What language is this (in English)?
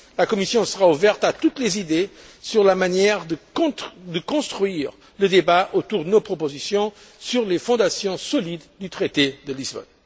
French